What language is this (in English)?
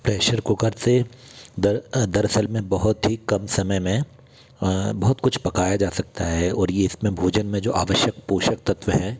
Hindi